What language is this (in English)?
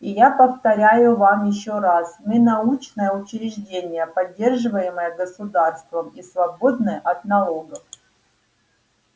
Russian